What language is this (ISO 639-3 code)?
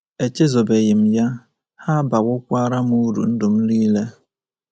ibo